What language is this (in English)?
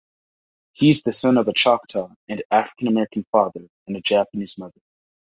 English